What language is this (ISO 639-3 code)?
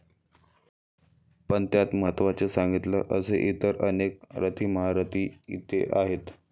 mar